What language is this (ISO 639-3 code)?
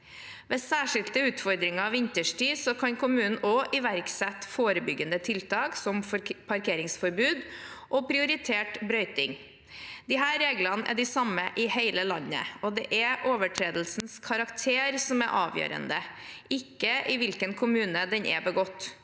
nor